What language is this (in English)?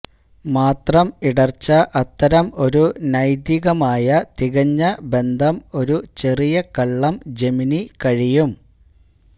Malayalam